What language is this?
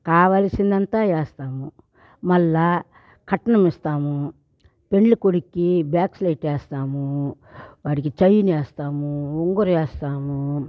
Telugu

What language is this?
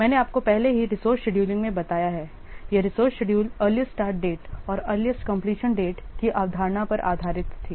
Hindi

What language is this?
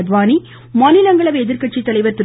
Tamil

